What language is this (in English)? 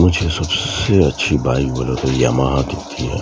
Urdu